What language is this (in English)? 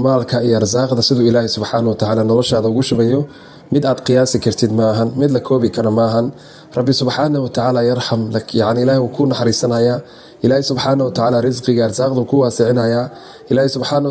Arabic